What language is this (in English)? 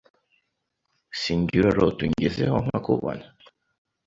Kinyarwanda